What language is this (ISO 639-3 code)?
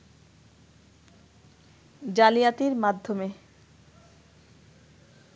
ben